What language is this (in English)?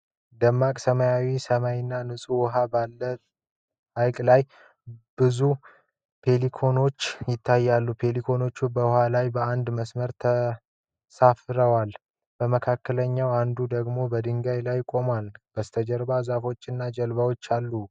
Amharic